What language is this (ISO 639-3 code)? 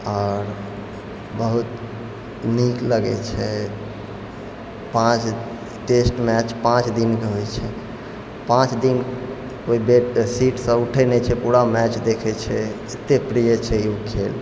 mai